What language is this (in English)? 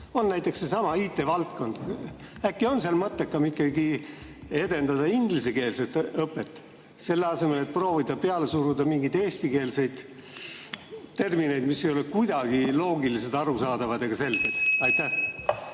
Estonian